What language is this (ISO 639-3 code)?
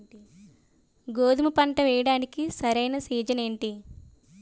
tel